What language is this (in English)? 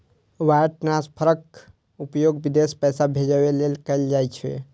Maithili